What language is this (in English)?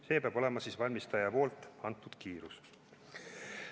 Estonian